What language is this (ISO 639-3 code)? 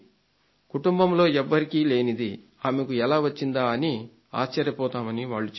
tel